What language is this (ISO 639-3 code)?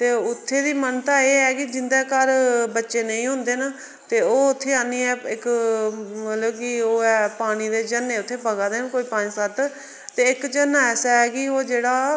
doi